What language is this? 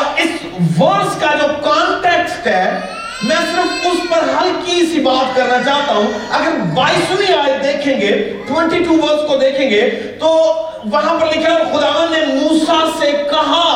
Urdu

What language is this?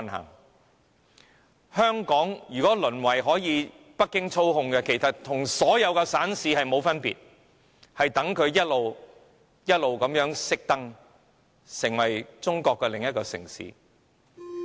Cantonese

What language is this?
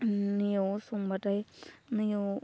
Bodo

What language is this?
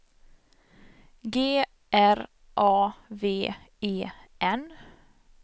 Swedish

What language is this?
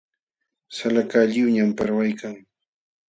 Jauja Wanca Quechua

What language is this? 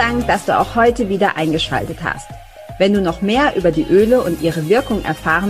German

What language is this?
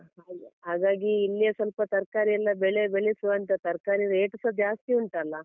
Kannada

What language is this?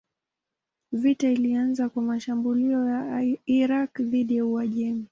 Swahili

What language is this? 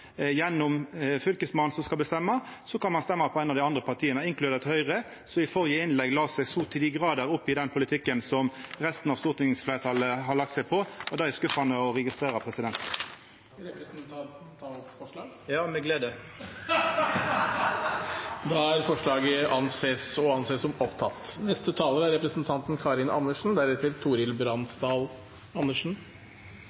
Norwegian Nynorsk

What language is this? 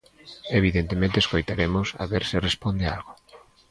Galician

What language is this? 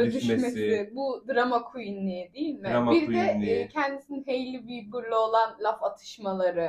Turkish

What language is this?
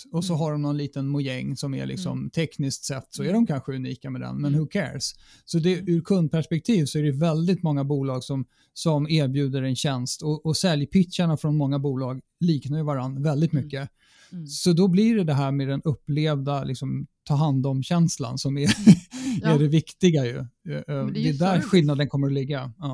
Swedish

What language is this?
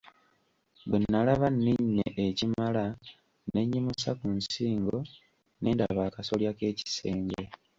Ganda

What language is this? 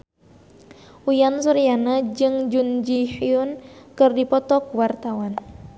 Sundanese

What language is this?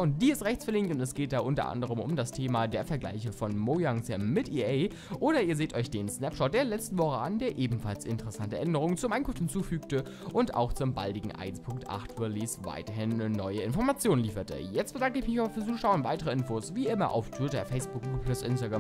German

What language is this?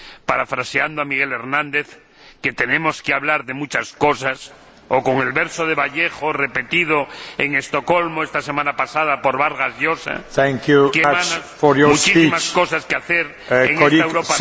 Spanish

